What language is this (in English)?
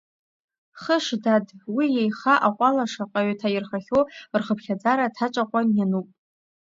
Abkhazian